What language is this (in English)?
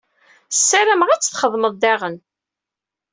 Kabyle